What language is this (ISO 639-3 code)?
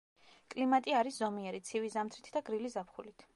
kat